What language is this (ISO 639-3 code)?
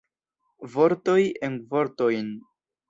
epo